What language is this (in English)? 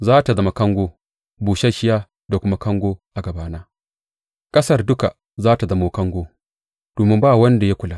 Hausa